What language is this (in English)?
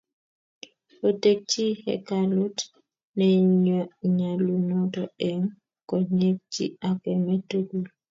Kalenjin